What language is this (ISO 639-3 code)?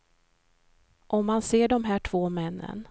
swe